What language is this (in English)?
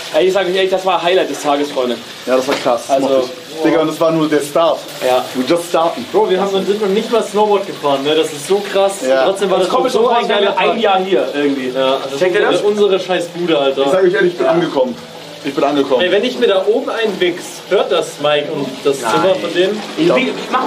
German